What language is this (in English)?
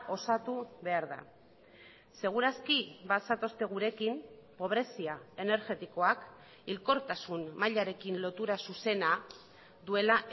Basque